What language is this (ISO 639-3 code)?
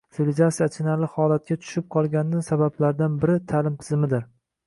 uzb